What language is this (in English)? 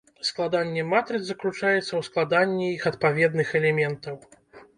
Belarusian